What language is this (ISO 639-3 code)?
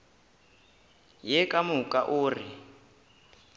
nso